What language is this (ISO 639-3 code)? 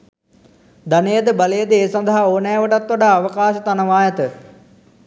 sin